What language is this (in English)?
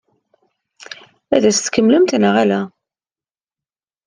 Kabyle